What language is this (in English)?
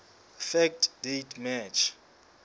Southern Sotho